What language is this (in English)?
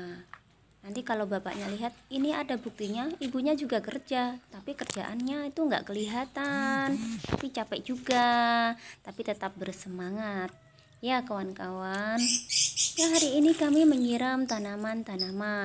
Indonesian